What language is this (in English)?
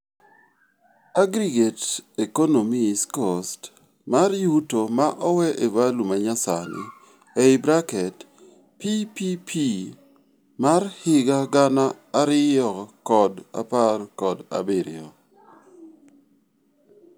Luo (Kenya and Tanzania)